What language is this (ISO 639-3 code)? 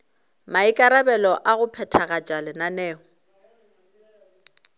nso